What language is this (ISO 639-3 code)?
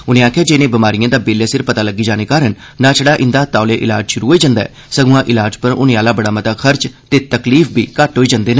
doi